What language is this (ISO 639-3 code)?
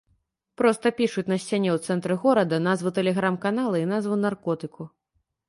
bel